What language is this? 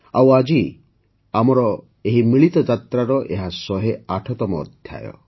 Odia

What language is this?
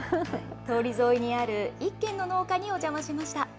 Japanese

